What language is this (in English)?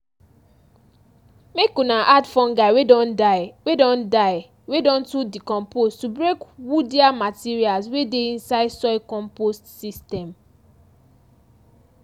Nigerian Pidgin